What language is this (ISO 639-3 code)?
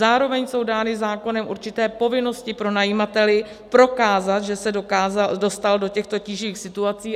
ces